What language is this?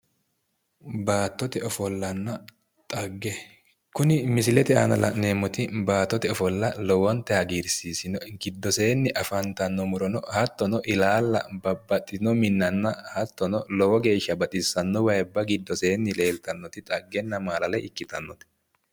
Sidamo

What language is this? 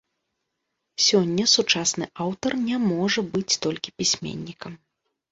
Belarusian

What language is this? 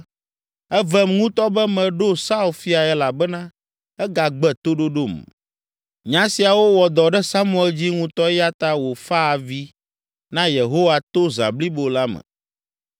Ewe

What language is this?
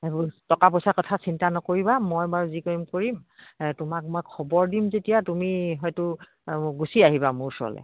Assamese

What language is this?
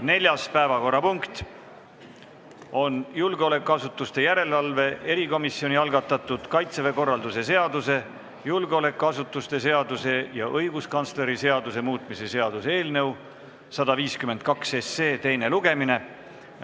Estonian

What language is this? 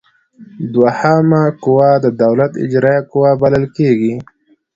Pashto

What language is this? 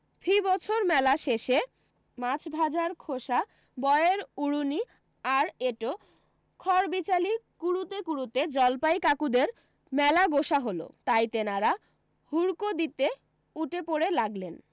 Bangla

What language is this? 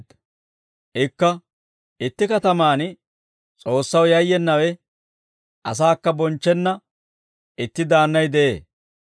Dawro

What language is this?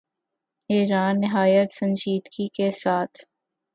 Urdu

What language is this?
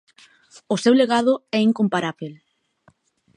Galician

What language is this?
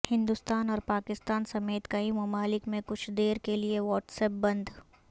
Urdu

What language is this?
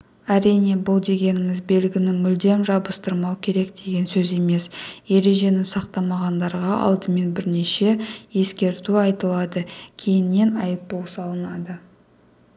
Kazakh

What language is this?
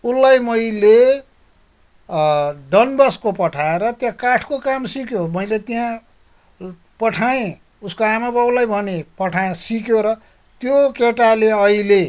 Nepali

